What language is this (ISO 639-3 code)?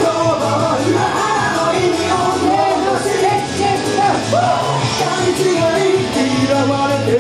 pol